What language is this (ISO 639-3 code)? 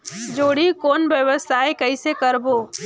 hne